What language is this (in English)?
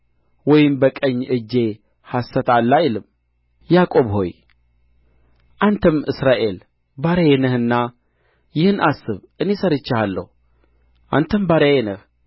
Amharic